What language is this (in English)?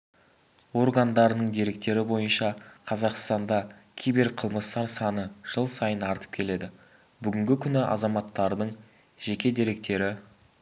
Kazakh